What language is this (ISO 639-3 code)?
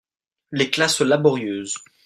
fra